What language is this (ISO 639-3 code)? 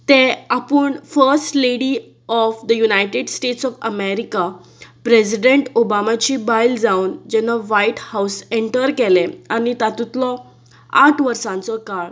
kok